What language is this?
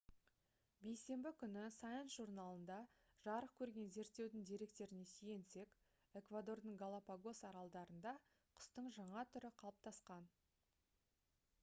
Kazakh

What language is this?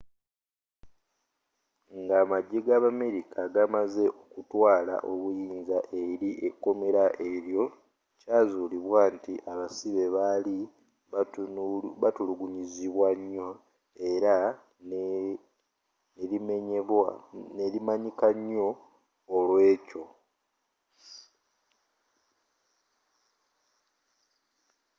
Ganda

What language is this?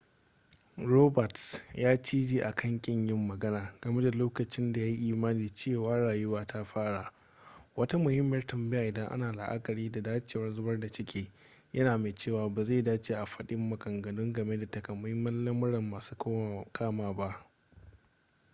Hausa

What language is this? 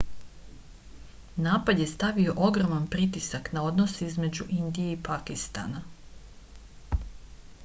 Serbian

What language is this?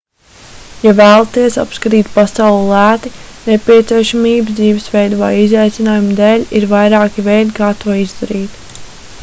Latvian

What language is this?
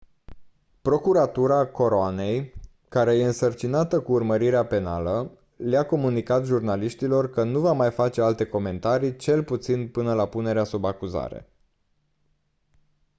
Romanian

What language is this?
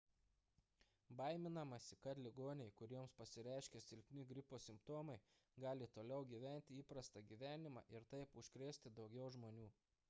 Lithuanian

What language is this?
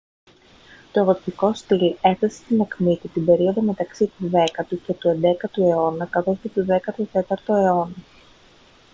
Greek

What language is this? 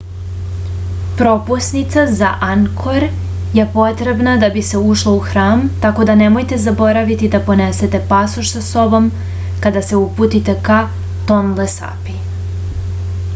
Serbian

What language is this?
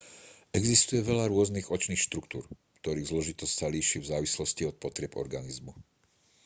Slovak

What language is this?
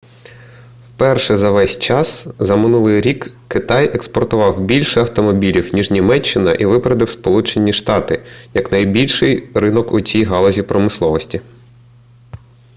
Ukrainian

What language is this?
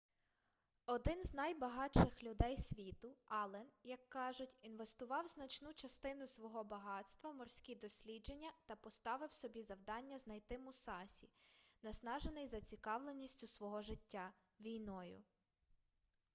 Ukrainian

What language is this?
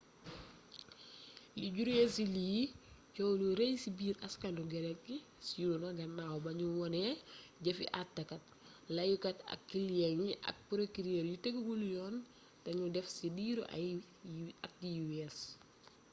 Wolof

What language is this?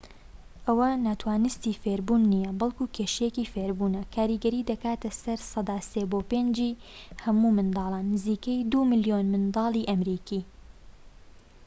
Central Kurdish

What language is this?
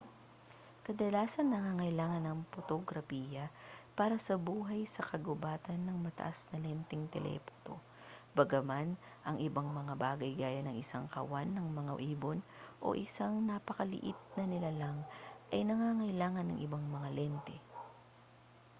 Filipino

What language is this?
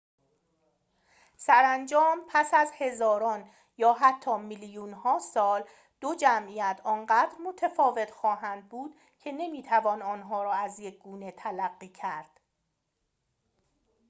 Persian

